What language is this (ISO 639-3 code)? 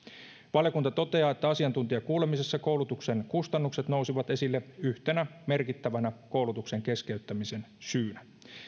fin